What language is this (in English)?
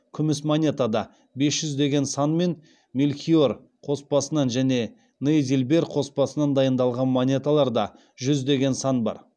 Kazakh